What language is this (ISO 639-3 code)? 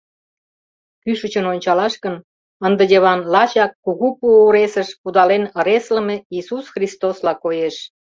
chm